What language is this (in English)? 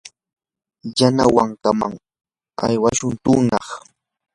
Yanahuanca Pasco Quechua